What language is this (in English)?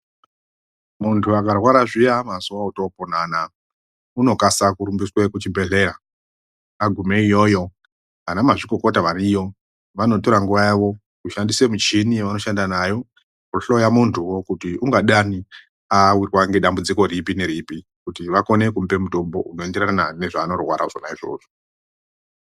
Ndau